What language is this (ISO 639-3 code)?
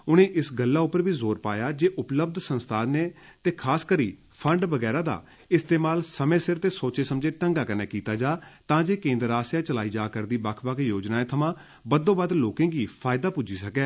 doi